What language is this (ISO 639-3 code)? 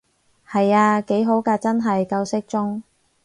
yue